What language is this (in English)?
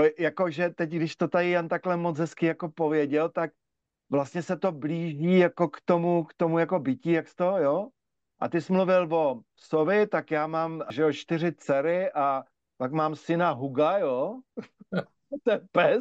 Czech